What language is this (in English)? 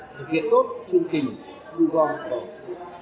Vietnamese